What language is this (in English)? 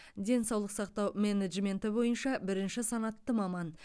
Kazakh